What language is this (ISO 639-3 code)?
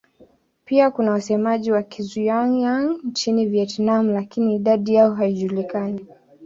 swa